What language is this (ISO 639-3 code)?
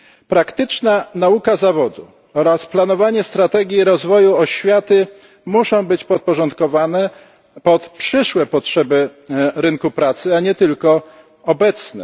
pol